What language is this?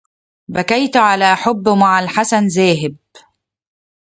Arabic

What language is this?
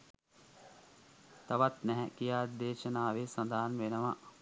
Sinhala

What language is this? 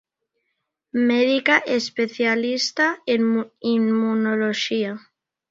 Galician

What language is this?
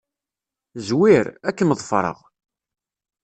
Kabyle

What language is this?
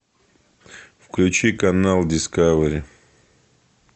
Russian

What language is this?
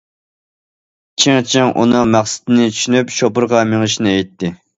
Uyghur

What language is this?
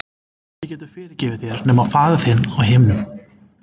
Icelandic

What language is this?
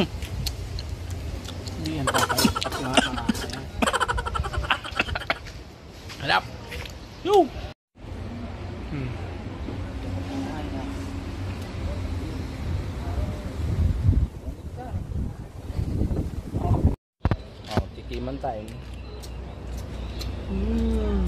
Filipino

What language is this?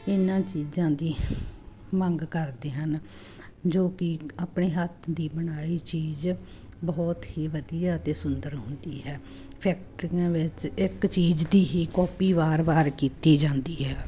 Punjabi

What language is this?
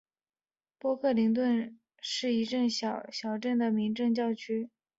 Chinese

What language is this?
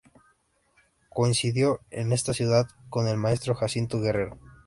Spanish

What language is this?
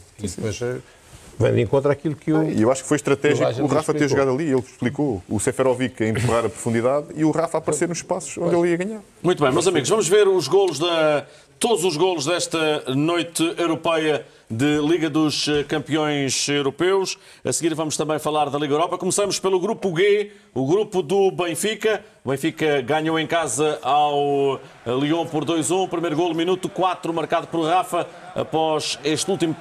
Portuguese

